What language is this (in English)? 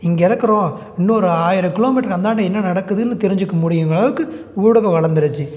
Tamil